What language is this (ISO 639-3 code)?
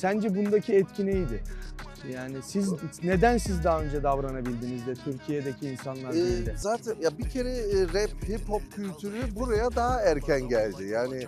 tur